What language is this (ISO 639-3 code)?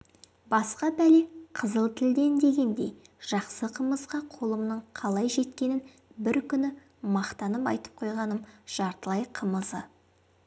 kaz